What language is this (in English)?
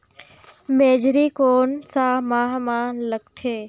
Chhattisgarhi